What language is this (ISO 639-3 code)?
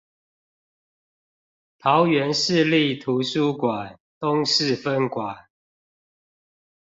zho